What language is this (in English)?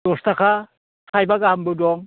Bodo